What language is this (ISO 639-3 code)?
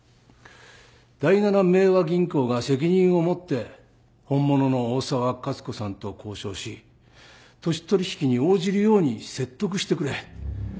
jpn